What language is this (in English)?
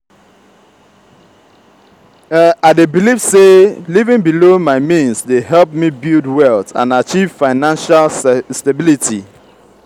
Nigerian Pidgin